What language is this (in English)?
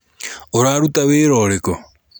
Kikuyu